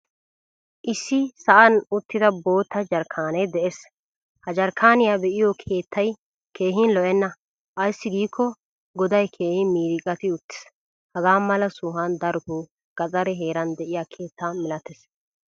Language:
Wolaytta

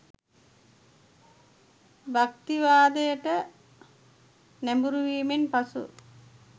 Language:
Sinhala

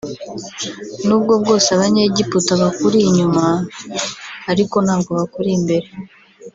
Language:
Kinyarwanda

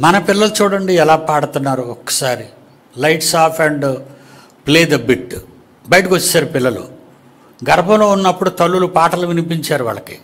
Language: Telugu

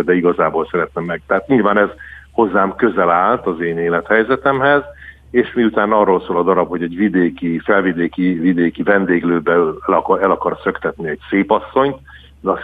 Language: Hungarian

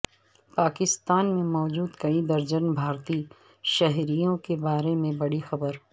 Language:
Urdu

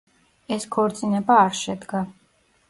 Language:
Georgian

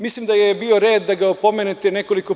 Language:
Serbian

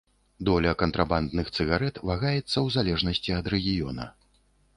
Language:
Belarusian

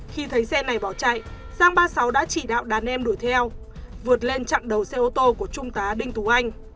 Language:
Vietnamese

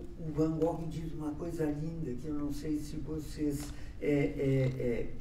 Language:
Portuguese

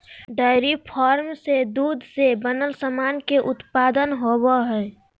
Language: Magahi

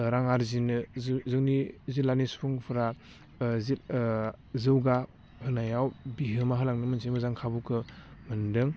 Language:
Bodo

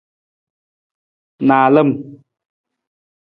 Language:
Nawdm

